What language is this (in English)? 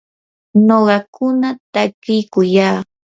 Yanahuanca Pasco Quechua